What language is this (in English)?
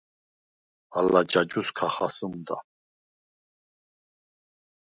Svan